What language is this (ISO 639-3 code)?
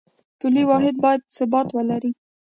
pus